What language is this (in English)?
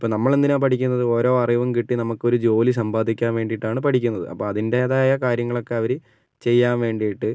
Malayalam